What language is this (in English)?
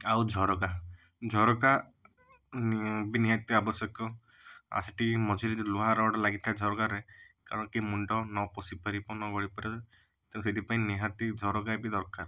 Odia